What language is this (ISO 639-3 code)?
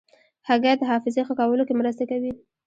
pus